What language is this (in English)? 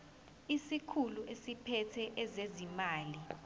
Zulu